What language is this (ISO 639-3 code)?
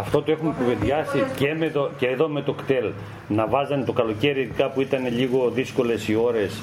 ell